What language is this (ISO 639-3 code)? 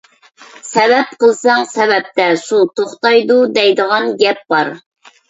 uig